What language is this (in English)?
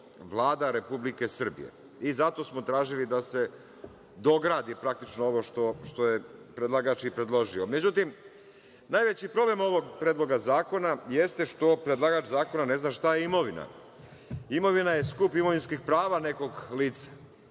Serbian